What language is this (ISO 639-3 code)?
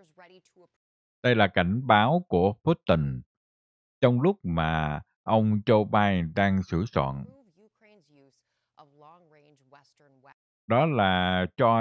vie